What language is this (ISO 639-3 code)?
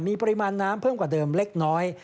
tha